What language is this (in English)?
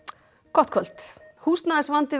Icelandic